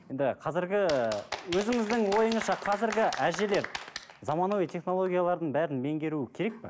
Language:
Kazakh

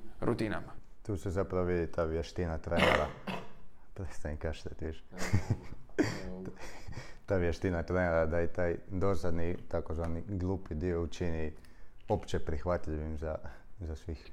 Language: Croatian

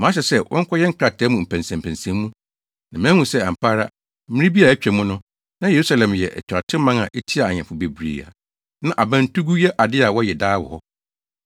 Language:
Akan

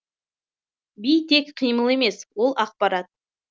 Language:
Kazakh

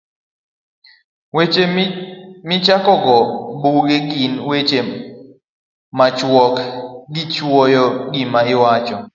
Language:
Luo (Kenya and Tanzania)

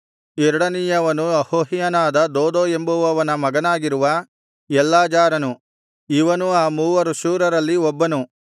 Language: Kannada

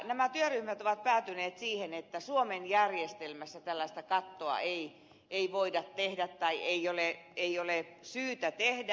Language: Finnish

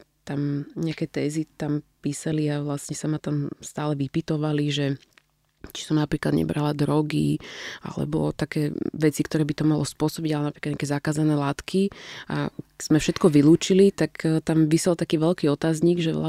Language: Slovak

